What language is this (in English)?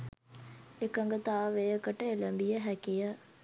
Sinhala